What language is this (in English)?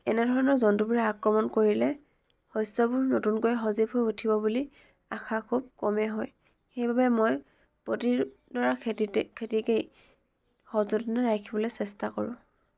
Assamese